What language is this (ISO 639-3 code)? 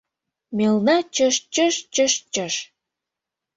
chm